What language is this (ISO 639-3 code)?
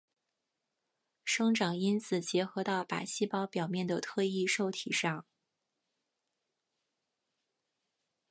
zho